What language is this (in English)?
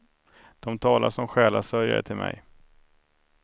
Swedish